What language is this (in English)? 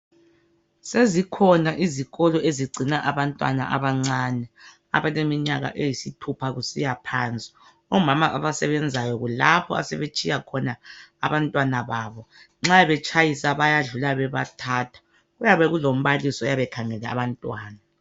North Ndebele